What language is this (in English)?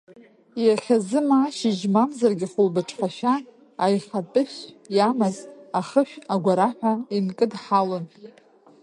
Abkhazian